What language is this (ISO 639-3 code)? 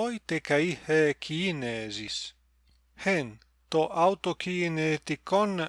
ell